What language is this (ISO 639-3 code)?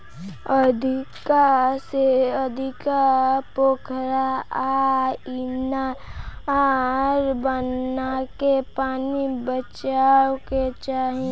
bho